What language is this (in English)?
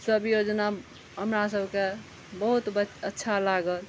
Maithili